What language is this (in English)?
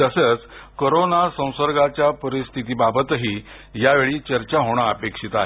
Marathi